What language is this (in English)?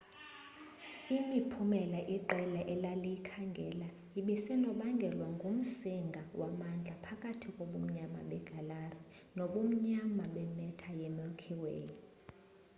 Xhosa